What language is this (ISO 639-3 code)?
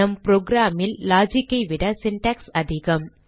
tam